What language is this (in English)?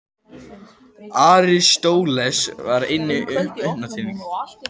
Icelandic